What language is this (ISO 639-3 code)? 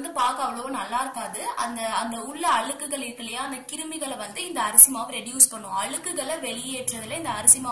hin